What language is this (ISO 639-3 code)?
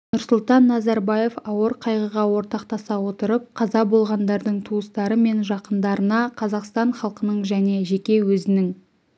kaz